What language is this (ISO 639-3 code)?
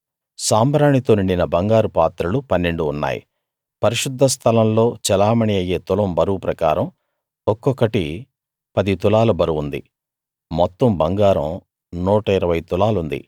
tel